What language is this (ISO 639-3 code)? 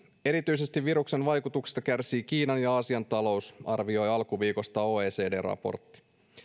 fin